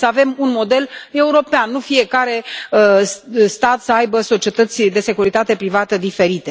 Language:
Romanian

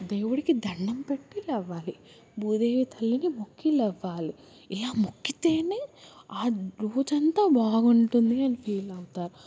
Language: Telugu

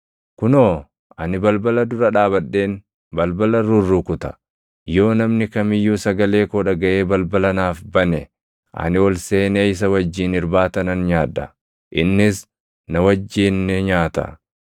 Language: Oromo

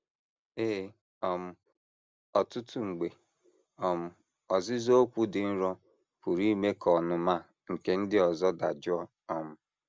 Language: Igbo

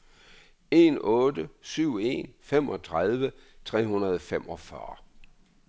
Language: Danish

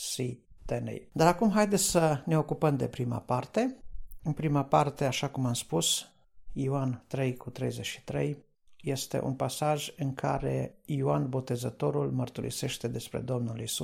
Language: Romanian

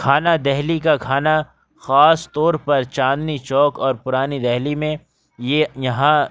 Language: Urdu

